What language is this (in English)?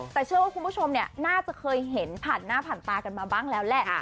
Thai